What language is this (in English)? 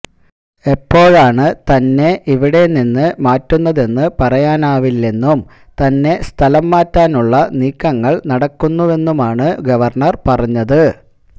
Malayalam